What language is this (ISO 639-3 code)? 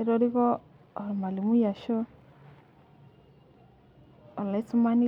mas